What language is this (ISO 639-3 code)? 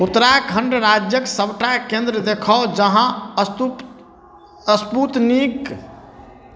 mai